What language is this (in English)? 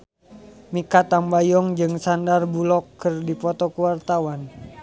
Sundanese